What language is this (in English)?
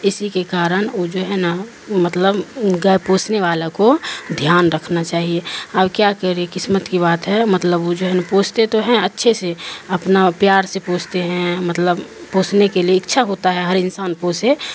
Urdu